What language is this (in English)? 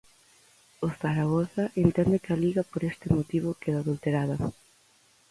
Galician